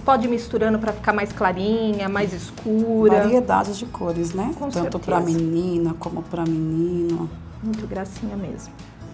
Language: Portuguese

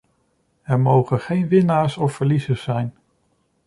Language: Dutch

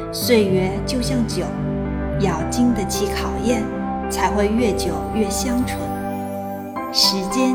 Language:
Chinese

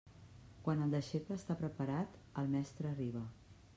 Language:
Catalan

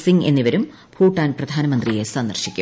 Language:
Malayalam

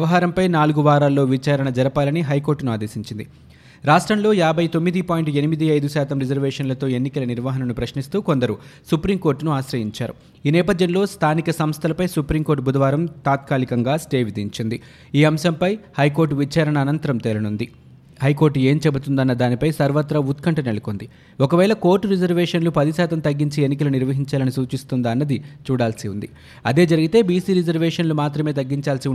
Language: Telugu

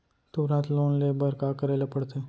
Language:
Chhattisgarhi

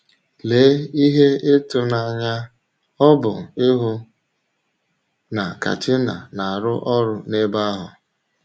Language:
Igbo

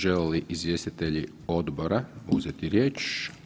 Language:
Croatian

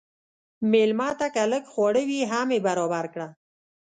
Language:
Pashto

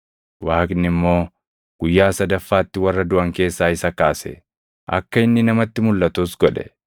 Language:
Oromo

